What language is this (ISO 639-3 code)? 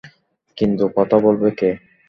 ben